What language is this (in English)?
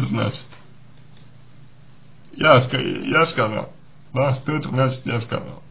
Russian